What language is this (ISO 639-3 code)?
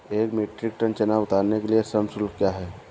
hin